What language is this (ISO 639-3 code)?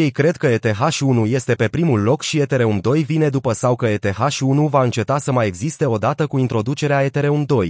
ron